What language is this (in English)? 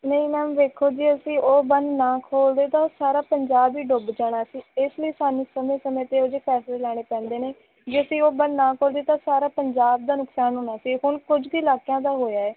Punjabi